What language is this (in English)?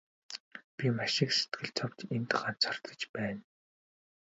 Mongolian